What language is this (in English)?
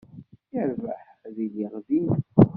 Kabyle